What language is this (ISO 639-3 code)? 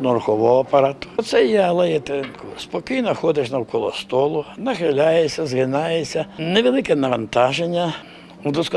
ukr